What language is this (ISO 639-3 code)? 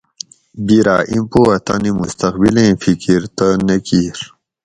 gwc